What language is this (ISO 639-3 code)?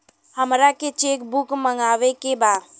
bho